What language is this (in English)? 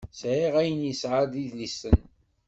Kabyle